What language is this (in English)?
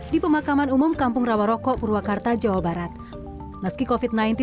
Indonesian